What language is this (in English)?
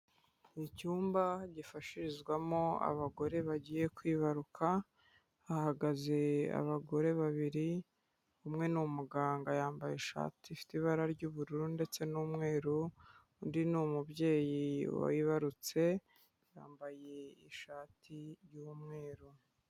Kinyarwanda